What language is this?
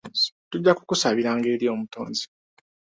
Ganda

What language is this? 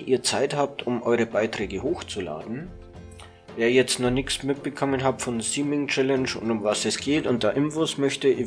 German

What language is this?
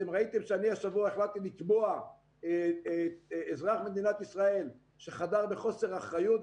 Hebrew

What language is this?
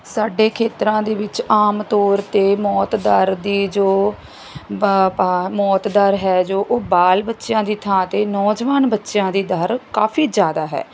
Punjabi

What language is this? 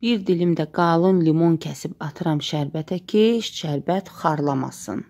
Turkish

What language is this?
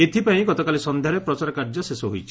Odia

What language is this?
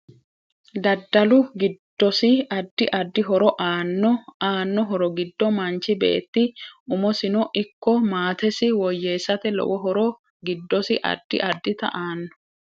Sidamo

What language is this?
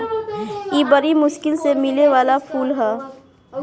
Bhojpuri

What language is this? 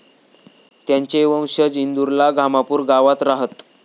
Marathi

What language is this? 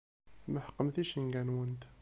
Kabyle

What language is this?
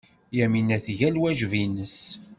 Kabyle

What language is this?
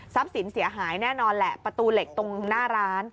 Thai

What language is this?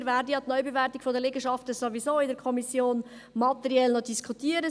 Swiss German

